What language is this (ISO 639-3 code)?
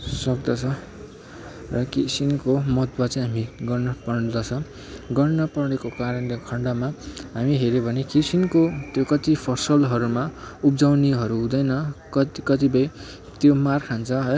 nep